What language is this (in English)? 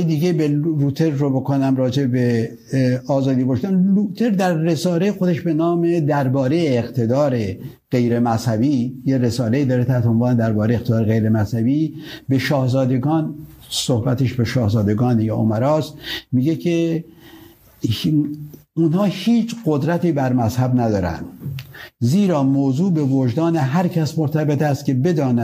Persian